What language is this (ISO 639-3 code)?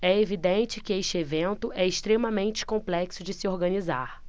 por